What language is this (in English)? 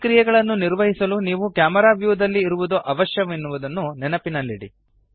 Kannada